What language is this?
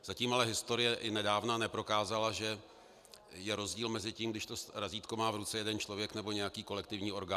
Czech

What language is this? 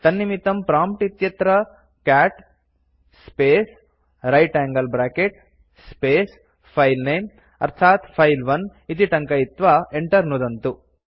Sanskrit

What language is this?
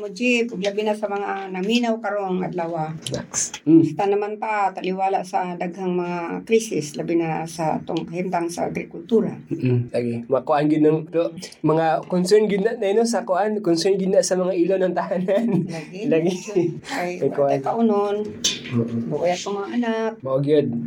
Filipino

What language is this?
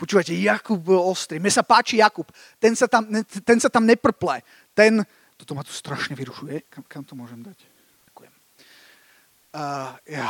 Slovak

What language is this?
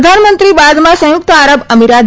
Gujarati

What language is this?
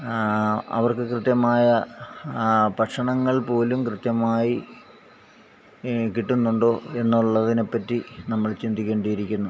Malayalam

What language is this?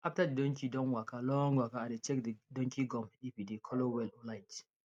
Nigerian Pidgin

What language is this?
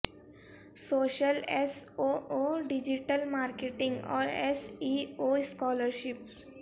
Urdu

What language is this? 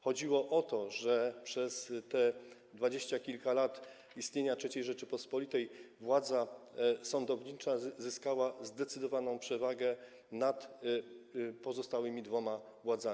Polish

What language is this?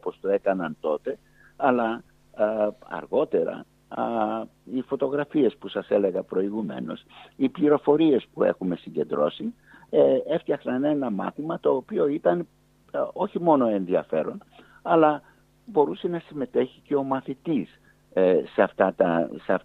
Greek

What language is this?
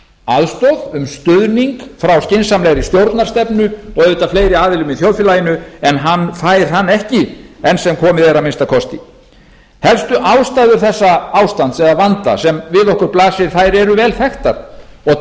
Icelandic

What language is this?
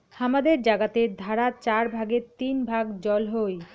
Bangla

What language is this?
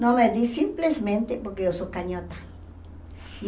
Portuguese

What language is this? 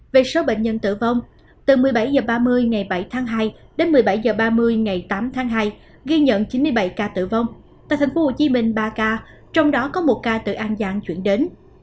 Vietnamese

